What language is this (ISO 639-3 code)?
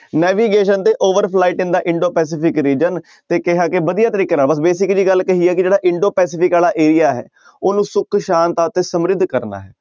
pan